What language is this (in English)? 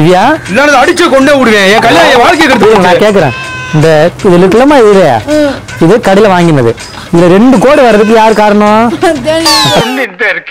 Thai